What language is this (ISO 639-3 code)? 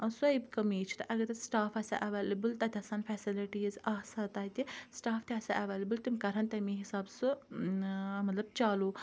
kas